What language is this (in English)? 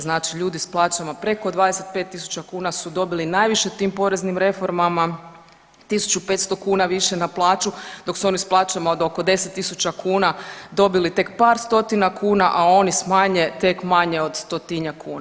Croatian